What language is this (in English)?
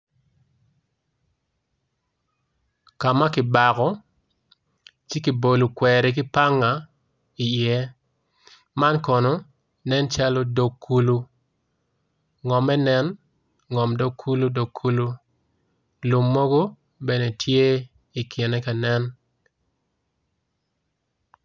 Acoli